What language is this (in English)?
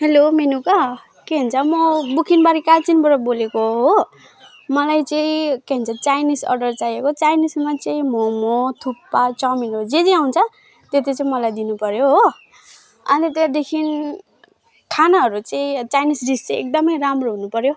Nepali